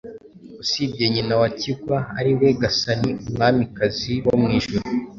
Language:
Kinyarwanda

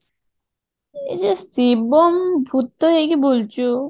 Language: Odia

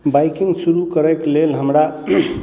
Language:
Maithili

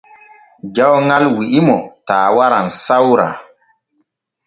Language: Borgu Fulfulde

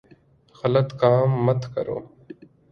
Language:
Urdu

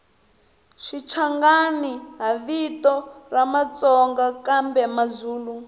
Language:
Tsonga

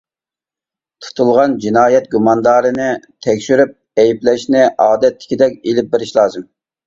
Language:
Uyghur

